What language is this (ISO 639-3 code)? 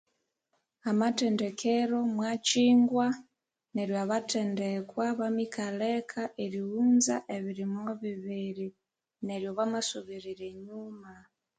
koo